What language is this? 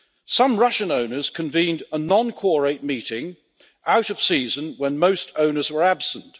English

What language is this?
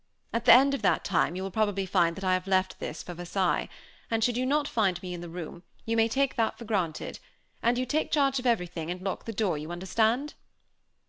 English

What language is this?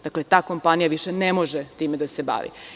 Serbian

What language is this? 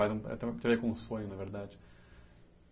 Portuguese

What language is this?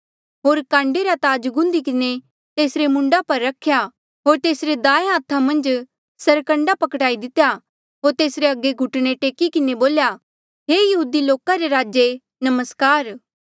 Mandeali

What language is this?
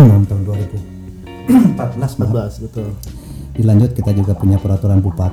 Indonesian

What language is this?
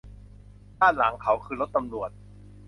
Thai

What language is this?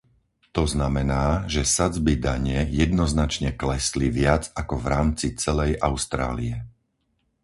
Slovak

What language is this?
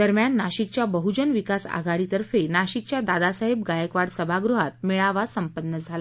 Marathi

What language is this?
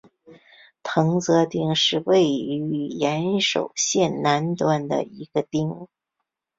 Chinese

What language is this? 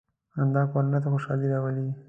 Pashto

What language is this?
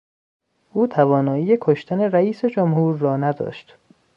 Persian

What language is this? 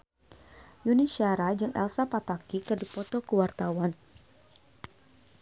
Sundanese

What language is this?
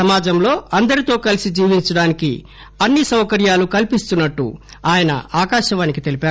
Telugu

